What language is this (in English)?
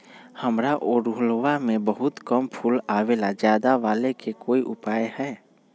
Magahi